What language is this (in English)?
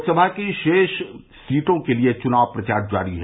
Hindi